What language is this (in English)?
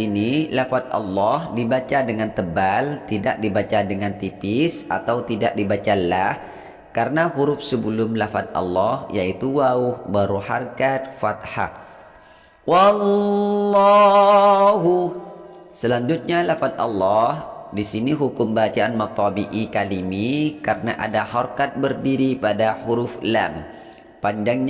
Indonesian